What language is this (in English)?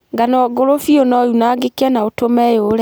Kikuyu